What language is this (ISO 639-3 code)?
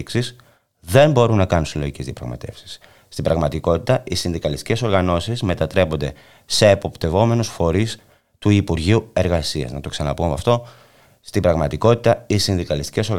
ell